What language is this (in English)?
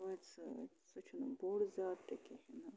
Kashmiri